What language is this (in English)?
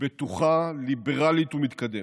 Hebrew